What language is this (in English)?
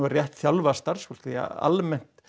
Icelandic